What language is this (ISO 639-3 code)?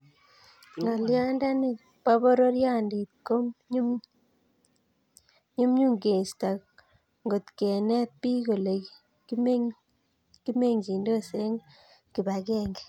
kln